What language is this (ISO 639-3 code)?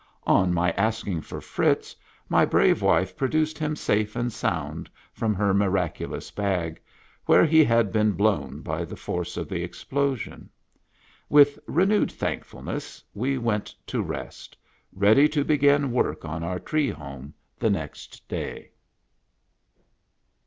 eng